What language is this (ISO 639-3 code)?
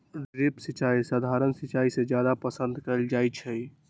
mag